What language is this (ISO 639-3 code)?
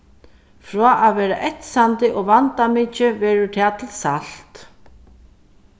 fao